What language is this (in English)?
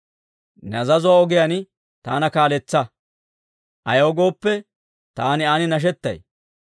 Dawro